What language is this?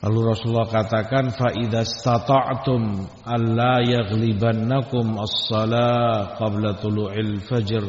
Indonesian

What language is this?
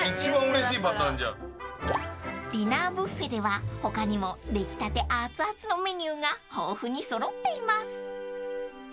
Japanese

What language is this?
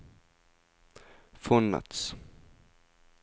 Norwegian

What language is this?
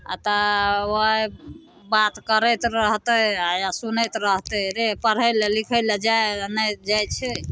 Maithili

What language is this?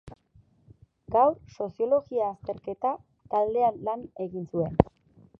Basque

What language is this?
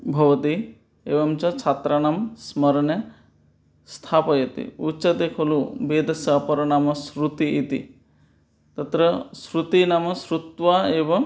Sanskrit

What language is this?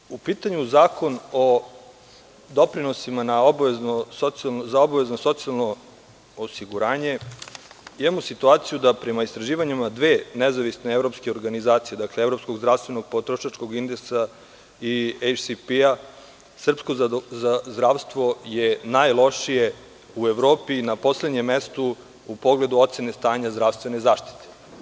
Serbian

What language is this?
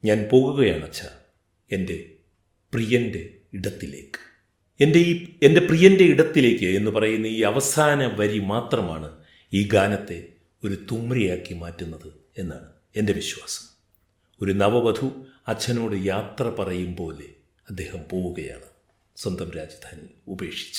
Malayalam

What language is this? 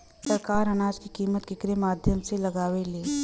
Bhojpuri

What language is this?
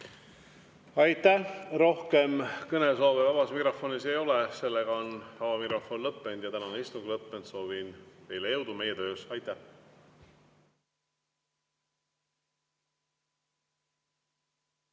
Estonian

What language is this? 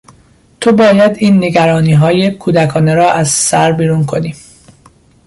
Persian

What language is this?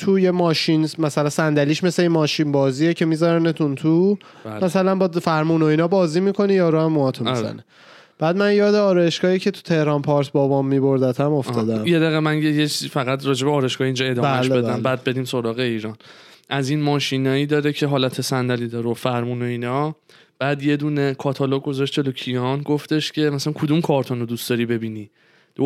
Persian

